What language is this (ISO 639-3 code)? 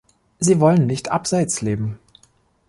deu